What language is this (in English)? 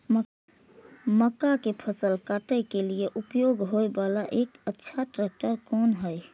Maithili